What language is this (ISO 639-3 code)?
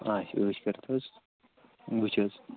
kas